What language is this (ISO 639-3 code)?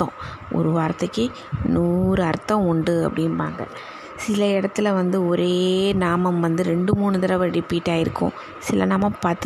tam